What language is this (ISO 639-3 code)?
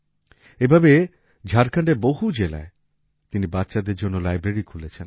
ben